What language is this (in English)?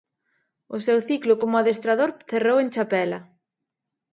Galician